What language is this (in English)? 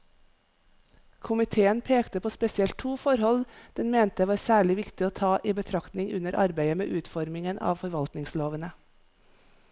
Norwegian